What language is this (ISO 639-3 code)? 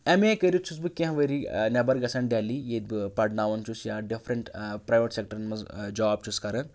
kas